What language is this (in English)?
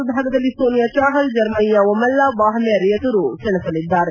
Kannada